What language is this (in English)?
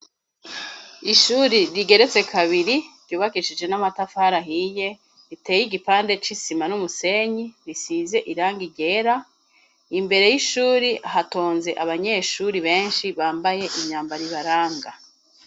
Rundi